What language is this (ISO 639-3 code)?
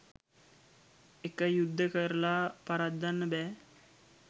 sin